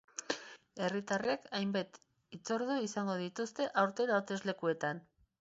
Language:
Basque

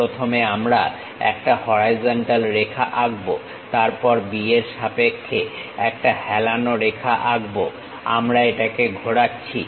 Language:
Bangla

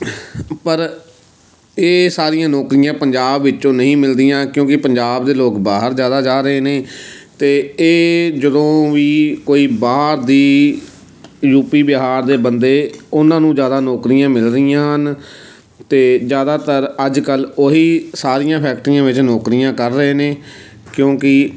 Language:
Punjabi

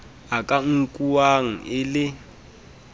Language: Southern Sotho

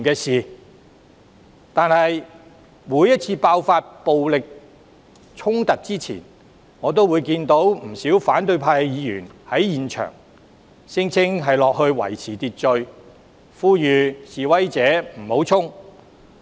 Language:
Cantonese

